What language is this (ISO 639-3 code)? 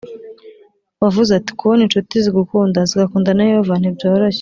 kin